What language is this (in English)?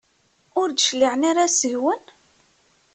Kabyle